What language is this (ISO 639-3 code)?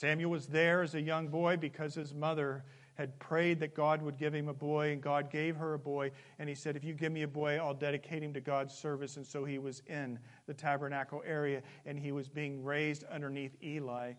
eng